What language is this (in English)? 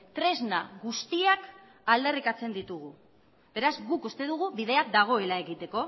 Basque